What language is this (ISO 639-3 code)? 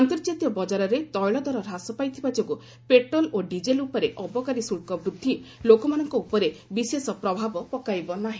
ori